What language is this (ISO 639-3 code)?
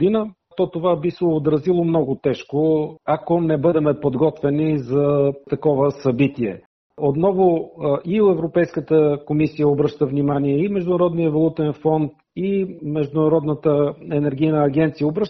bul